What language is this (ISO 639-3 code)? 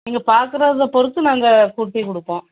tam